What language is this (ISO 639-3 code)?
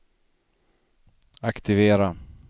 swe